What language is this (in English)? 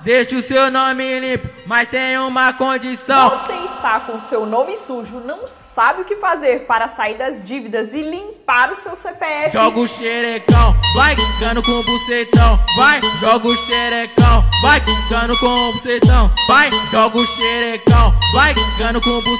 Portuguese